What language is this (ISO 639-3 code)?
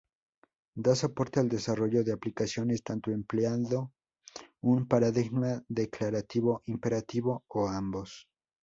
spa